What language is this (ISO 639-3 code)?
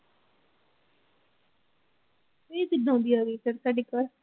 pan